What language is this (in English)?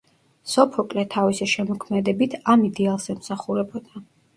Georgian